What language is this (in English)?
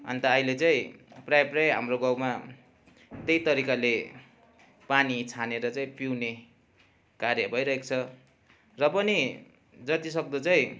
Nepali